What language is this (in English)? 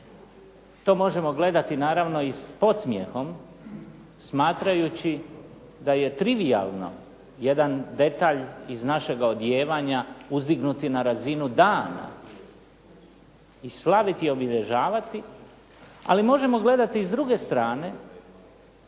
Croatian